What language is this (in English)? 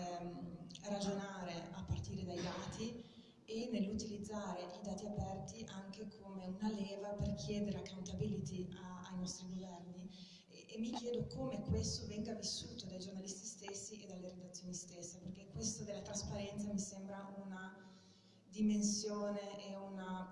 Italian